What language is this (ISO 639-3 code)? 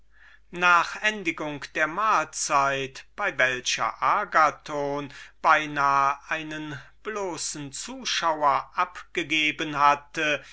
deu